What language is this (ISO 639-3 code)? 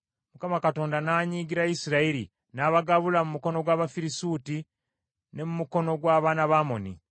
lug